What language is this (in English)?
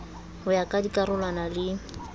Southern Sotho